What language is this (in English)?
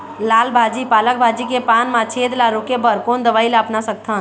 Chhattisgarhi